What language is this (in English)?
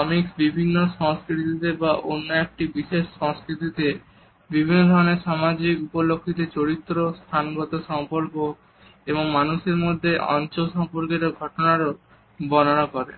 Bangla